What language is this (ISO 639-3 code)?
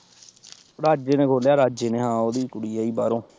pan